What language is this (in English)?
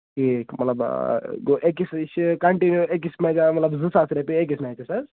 Kashmiri